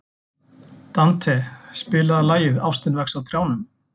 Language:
Icelandic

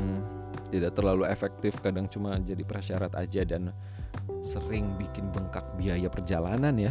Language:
Indonesian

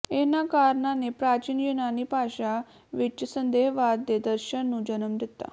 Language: Punjabi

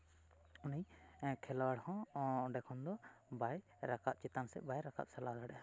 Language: Santali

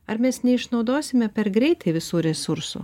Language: Lithuanian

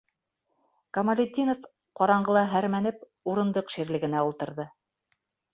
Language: Bashkir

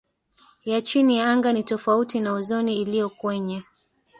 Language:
Swahili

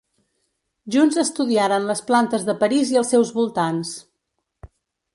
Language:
Catalan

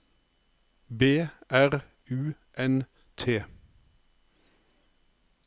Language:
Norwegian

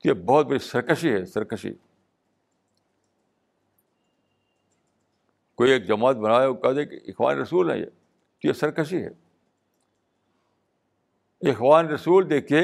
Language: Urdu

